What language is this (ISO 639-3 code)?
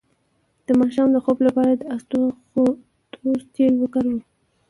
pus